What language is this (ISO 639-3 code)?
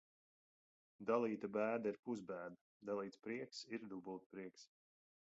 lav